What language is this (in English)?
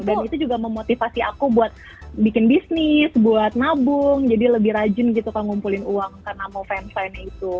Indonesian